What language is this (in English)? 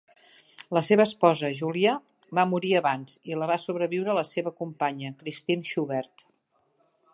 Catalan